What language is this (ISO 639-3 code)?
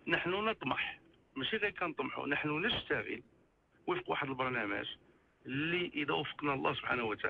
ara